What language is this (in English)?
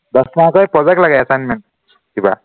Assamese